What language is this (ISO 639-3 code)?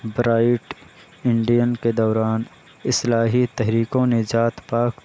urd